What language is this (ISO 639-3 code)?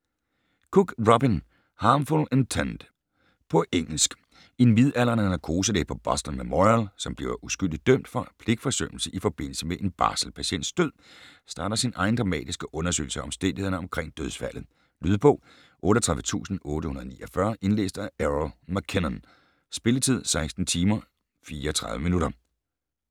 dan